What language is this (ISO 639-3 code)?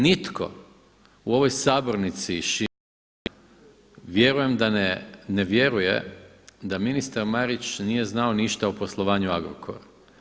hrv